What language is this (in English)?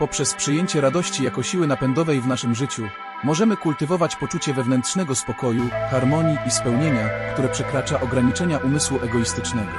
Polish